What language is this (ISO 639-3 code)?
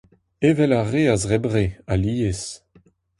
bre